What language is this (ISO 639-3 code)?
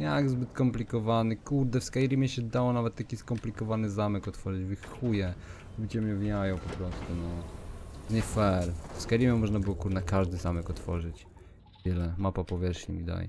pol